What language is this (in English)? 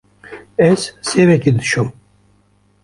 Kurdish